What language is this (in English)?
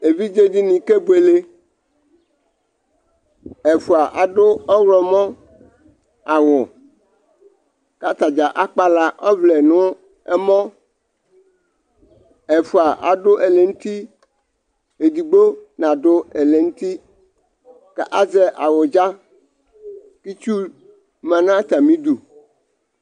Ikposo